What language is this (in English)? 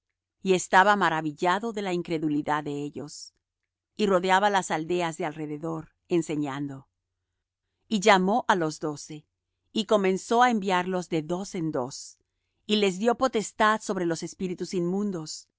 Spanish